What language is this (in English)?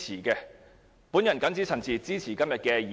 Cantonese